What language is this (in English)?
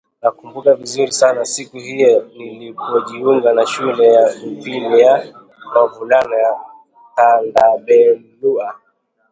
Swahili